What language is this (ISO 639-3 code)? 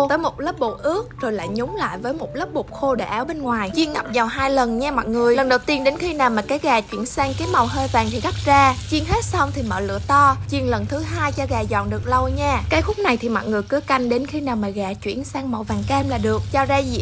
vie